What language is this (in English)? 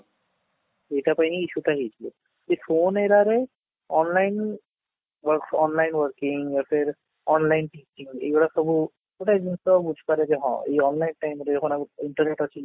Odia